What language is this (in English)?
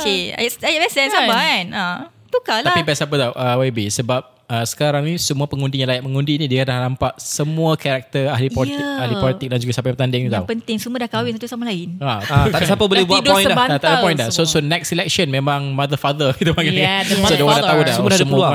Malay